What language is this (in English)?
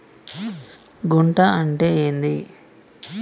Telugu